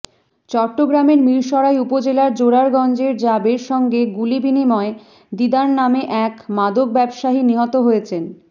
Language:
Bangla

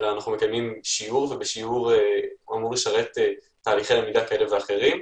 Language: Hebrew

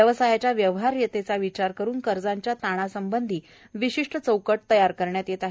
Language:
Marathi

